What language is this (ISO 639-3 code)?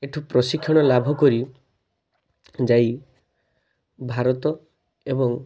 ori